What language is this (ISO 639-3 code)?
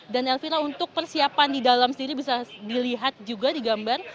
ind